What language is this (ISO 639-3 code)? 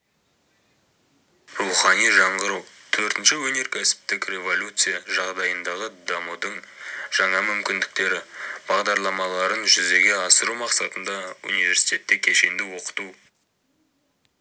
kaz